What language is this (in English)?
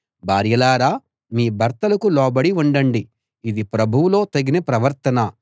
Telugu